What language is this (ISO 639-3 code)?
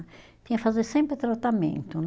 por